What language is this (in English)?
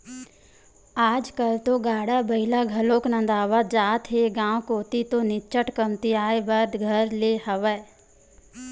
Chhattisgarhi